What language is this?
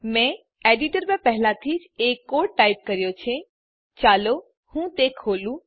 Gujarati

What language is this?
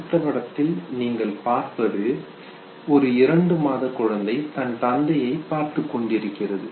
Tamil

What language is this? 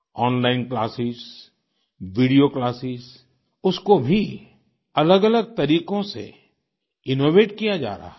Hindi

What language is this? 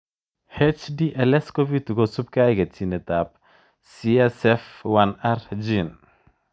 Kalenjin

